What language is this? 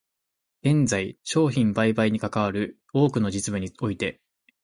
Japanese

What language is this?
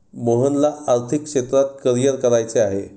Marathi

